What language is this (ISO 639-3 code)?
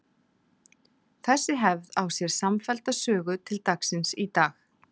isl